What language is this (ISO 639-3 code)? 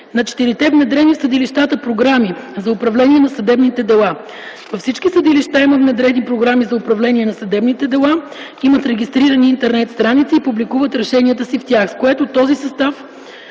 bul